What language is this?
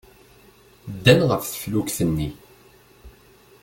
Kabyle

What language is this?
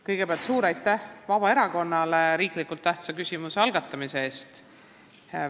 Estonian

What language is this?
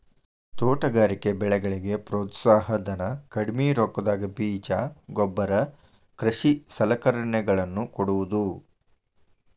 Kannada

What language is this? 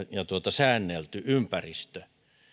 Finnish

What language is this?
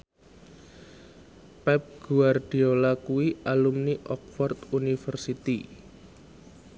Javanese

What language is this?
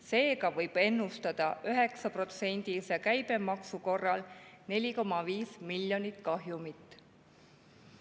Estonian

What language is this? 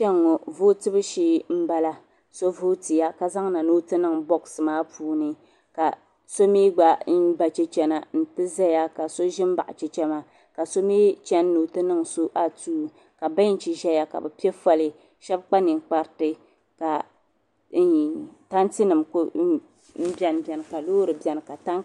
Dagbani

